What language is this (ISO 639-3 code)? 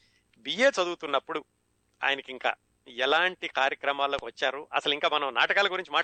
tel